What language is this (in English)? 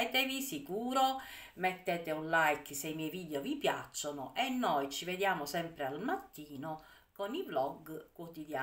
Italian